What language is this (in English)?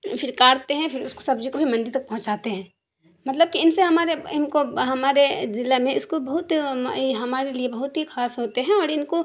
Urdu